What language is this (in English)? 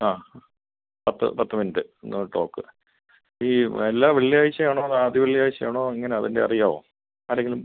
Malayalam